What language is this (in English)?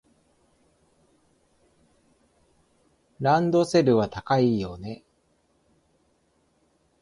Japanese